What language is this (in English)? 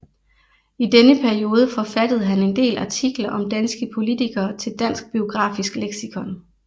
Danish